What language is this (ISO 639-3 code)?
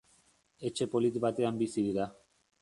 eus